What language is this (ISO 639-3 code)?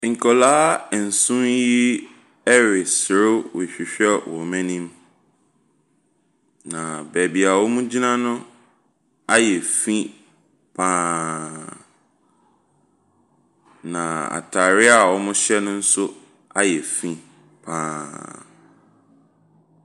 aka